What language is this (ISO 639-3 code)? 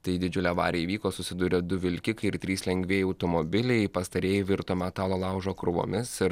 lit